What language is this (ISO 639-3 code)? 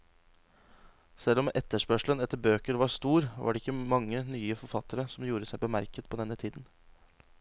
nor